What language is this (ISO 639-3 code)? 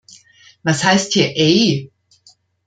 deu